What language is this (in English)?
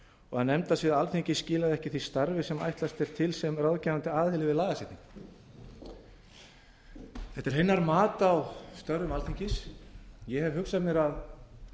Icelandic